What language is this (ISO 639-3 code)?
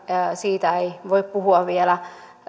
fin